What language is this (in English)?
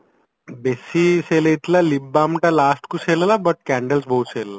Odia